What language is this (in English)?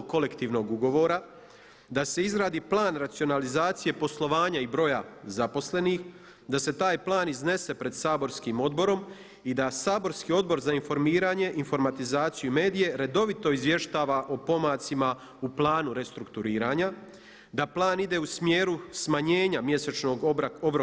Croatian